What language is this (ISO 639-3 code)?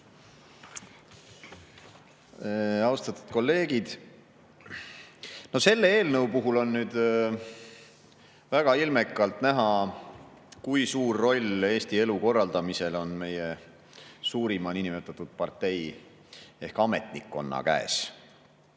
est